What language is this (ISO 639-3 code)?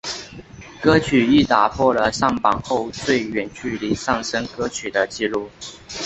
zho